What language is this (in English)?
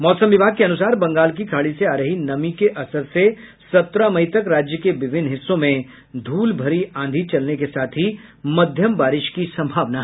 Hindi